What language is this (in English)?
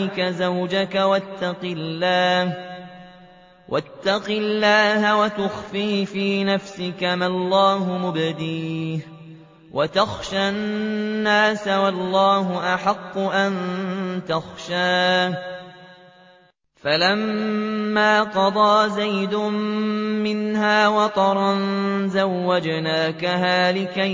Arabic